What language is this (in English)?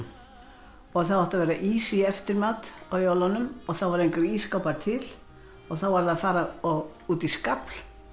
Icelandic